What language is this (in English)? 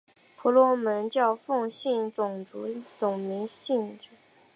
Chinese